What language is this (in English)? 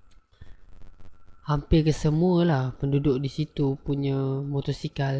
Malay